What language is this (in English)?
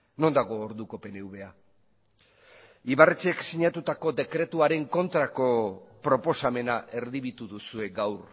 Basque